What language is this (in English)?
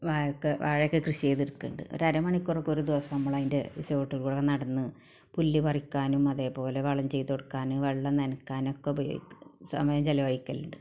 Malayalam